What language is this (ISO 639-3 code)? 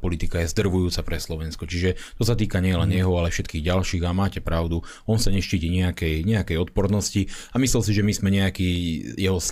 slk